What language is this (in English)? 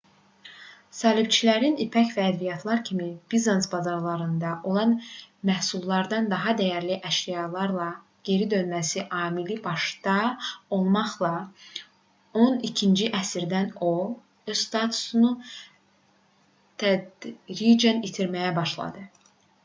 Azerbaijani